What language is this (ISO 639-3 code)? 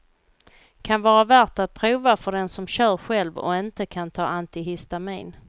swe